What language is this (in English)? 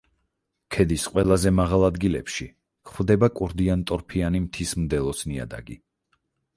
Georgian